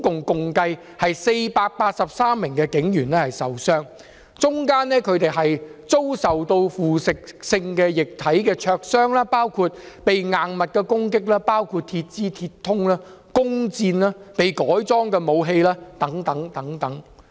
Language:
Cantonese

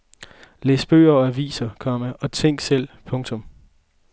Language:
Danish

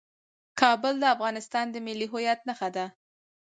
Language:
Pashto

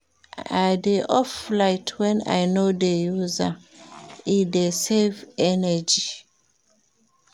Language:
Nigerian Pidgin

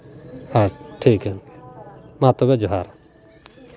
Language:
Santali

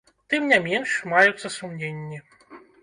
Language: Belarusian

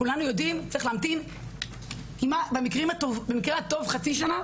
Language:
Hebrew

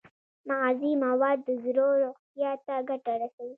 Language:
Pashto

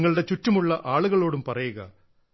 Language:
Malayalam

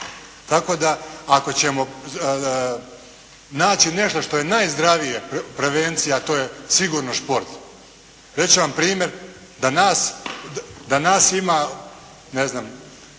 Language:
Croatian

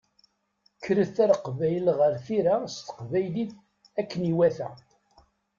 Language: Kabyle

